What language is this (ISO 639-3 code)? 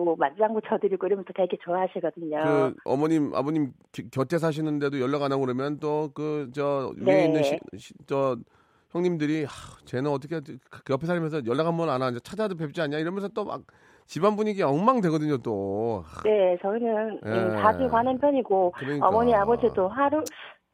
kor